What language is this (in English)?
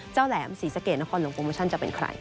Thai